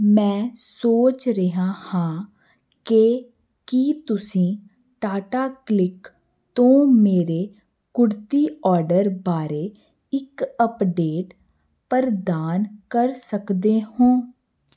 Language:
Punjabi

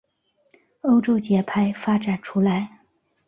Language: Chinese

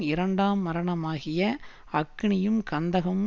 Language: Tamil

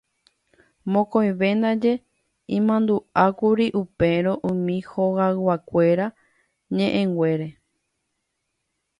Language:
Guarani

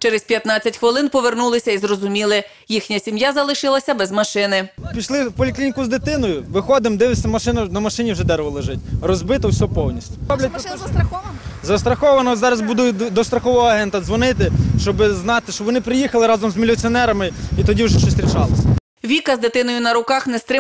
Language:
Ukrainian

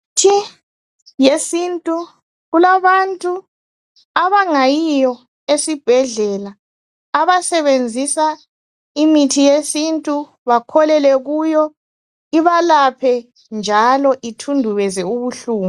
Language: North Ndebele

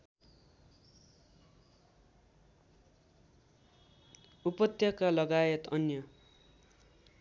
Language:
Nepali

